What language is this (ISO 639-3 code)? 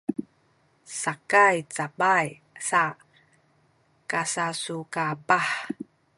szy